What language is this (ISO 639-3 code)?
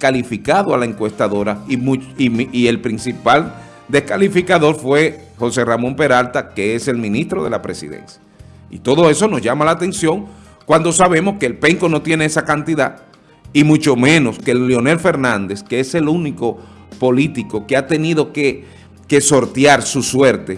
spa